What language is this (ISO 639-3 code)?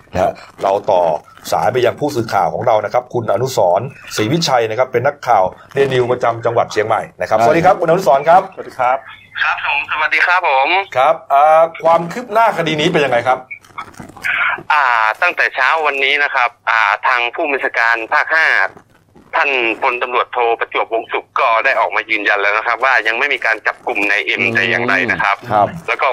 tha